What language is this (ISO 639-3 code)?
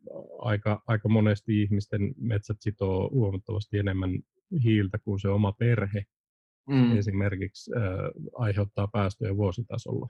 fin